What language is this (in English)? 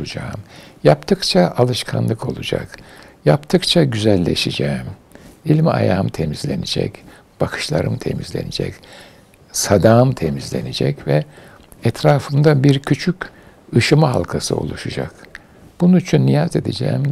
Turkish